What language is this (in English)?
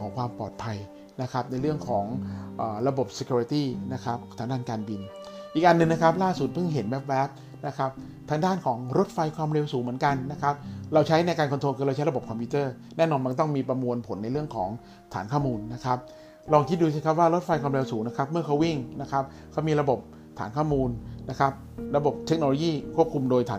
Thai